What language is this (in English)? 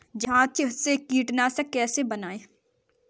Hindi